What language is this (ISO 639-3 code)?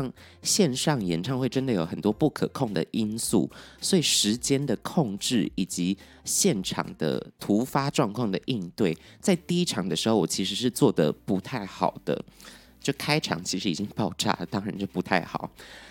zho